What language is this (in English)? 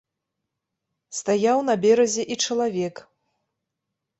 Belarusian